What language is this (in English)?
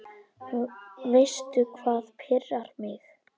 Icelandic